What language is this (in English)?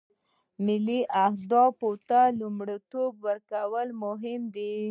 Pashto